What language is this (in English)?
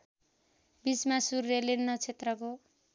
Nepali